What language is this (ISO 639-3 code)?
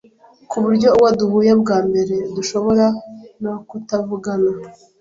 kin